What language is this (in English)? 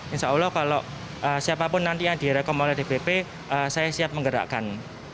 Indonesian